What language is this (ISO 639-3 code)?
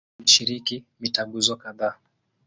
swa